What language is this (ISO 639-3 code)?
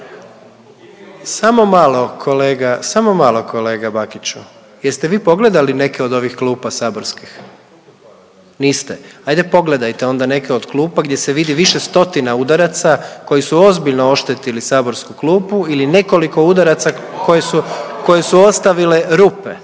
hrv